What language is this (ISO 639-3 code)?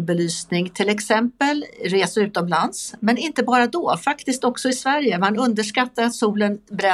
swe